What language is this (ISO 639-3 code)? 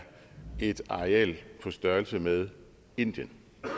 dan